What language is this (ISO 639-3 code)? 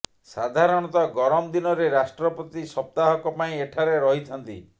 ori